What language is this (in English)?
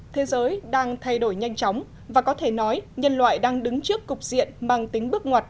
Vietnamese